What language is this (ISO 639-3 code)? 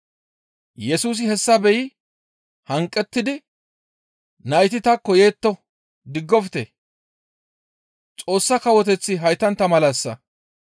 gmv